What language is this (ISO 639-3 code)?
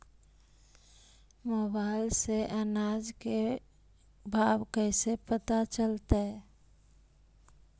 mag